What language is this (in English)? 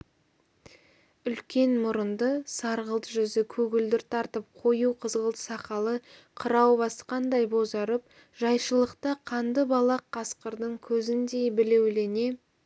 Kazakh